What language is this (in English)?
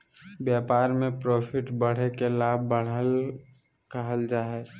Magahi